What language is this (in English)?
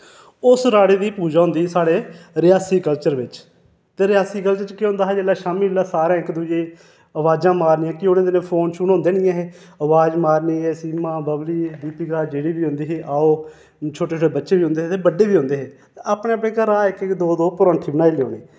Dogri